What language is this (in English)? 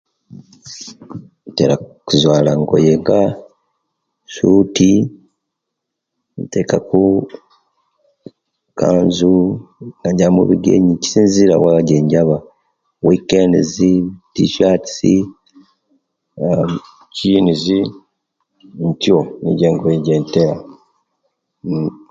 Kenyi